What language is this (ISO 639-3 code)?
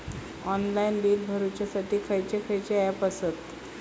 mar